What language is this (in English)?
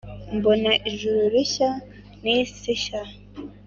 Kinyarwanda